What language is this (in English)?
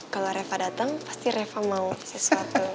Indonesian